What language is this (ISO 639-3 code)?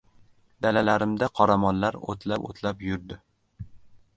uzb